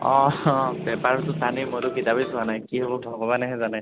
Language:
Assamese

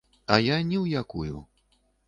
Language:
Belarusian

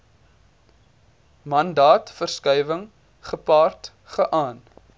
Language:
Afrikaans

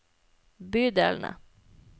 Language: Norwegian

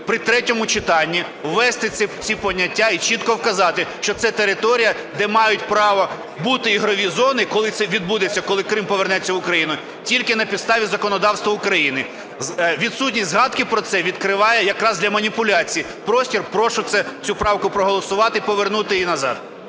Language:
Ukrainian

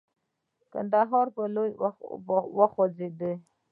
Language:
Pashto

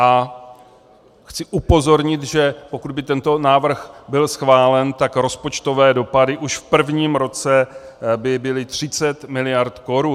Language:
Czech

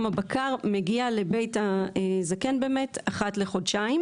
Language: Hebrew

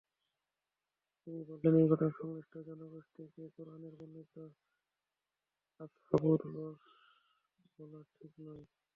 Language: Bangla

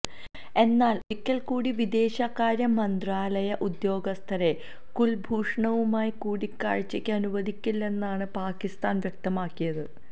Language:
Malayalam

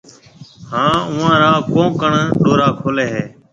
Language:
Marwari (Pakistan)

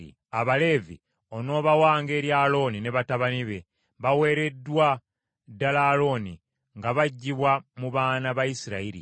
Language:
Ganda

